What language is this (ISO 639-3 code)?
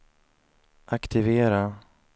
swe